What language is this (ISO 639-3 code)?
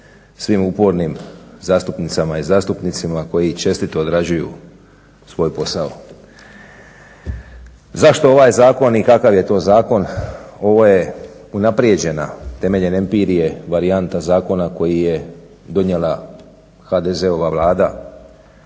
hrv